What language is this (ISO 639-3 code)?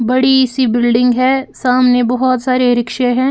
hin